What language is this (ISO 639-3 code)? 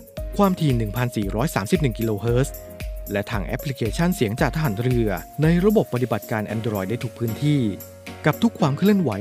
tha